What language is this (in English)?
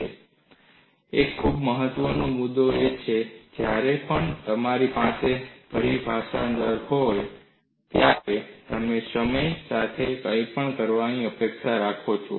Gujarati